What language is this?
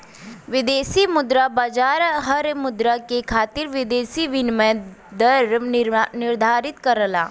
Bhojpuri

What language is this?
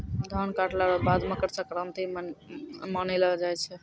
Maithili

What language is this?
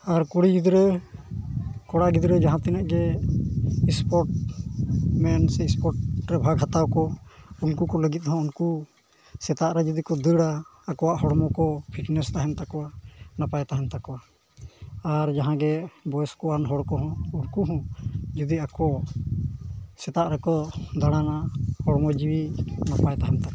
Santali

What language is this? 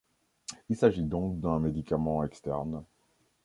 French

